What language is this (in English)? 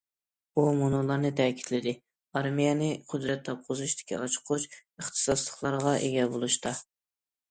Uyghur